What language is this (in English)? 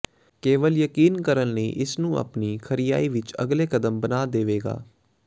Punjabi